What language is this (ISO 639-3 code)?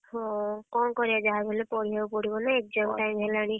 ori